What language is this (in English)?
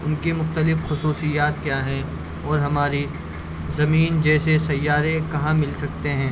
Urdu